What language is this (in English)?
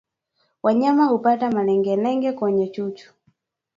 Swahili